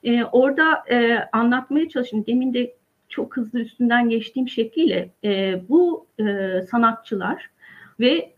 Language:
Turkish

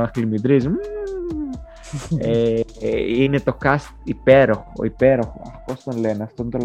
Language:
Greek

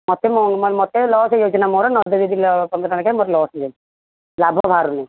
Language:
Odia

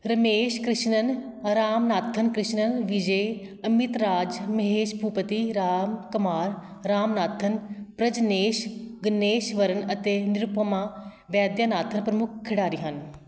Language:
Punjabi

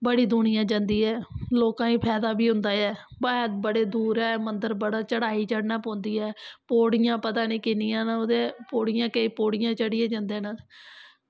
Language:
Dogri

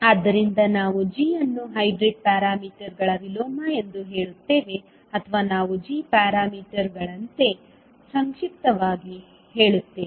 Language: Kannada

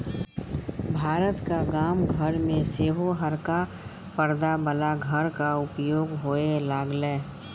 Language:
Maithili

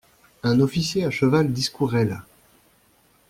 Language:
French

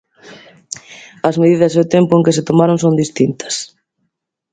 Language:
Galician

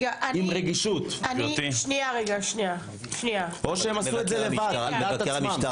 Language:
Hebrew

